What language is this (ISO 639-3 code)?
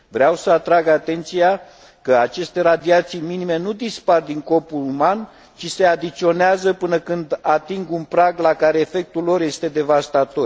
ron